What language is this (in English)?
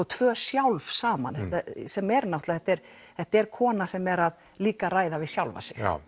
Icelandic